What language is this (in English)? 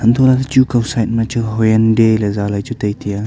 Wancho Naga